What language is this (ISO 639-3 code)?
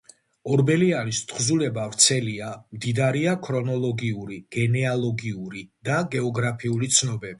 kat